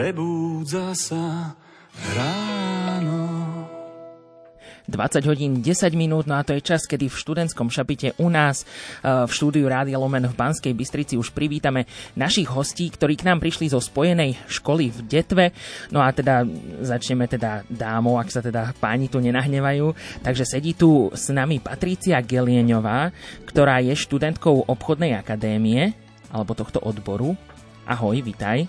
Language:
Slovak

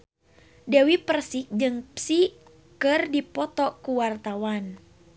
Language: Sundanese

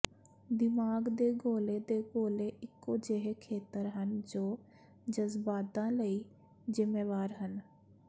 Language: Punjabi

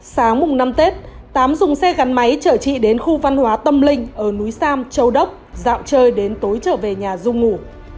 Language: Vietnamese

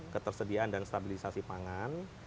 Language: Indonesian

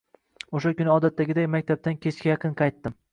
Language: Uzbek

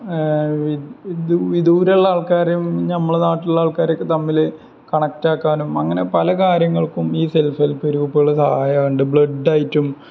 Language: Malayalam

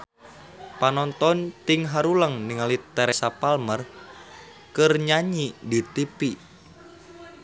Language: Sundanese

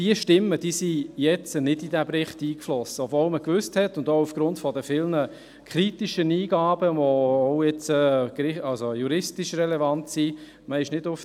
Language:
Swiss German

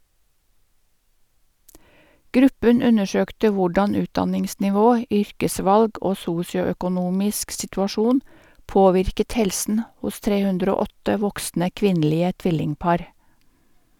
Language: Norwegian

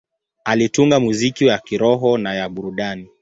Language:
Swahili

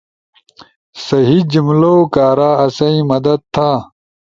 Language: Ushojo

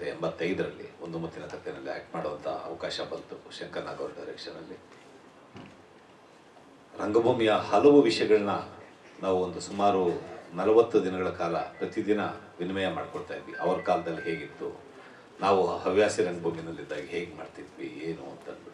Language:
Hindi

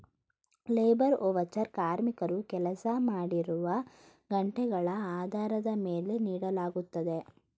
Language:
Kannada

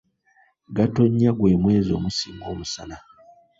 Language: Ganda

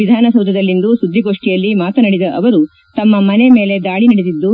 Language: Kannada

